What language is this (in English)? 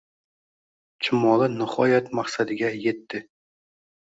Uzbek